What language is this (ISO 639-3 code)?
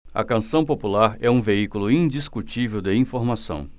por